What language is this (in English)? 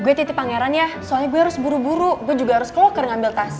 Indonesian